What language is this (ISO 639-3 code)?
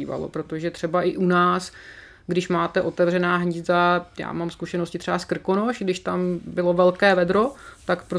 ces